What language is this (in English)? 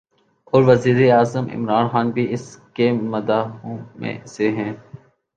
Urdu